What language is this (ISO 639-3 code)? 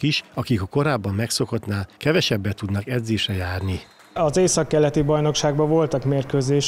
hun